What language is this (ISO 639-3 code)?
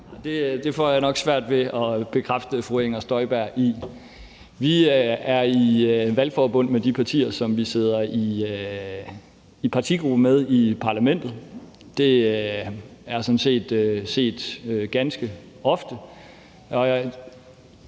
dan